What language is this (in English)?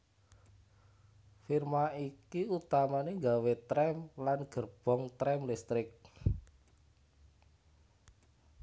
Javanese